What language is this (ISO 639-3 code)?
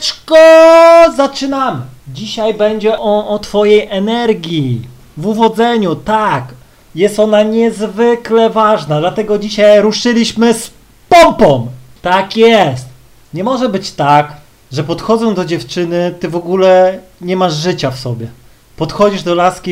pol